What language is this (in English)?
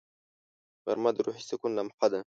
Pashto